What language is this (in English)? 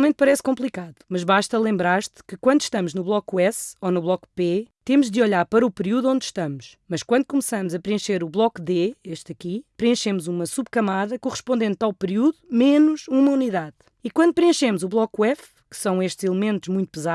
Portuguese